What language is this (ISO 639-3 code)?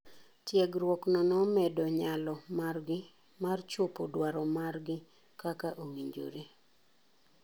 luo